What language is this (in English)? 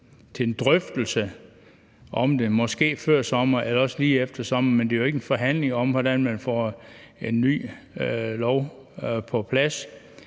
Danish